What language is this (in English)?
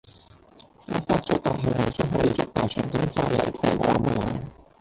Cantonese